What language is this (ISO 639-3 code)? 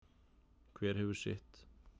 isl